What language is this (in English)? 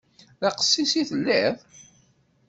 Kabyle